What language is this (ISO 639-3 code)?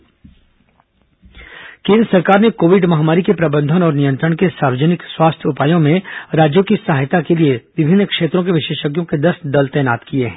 hin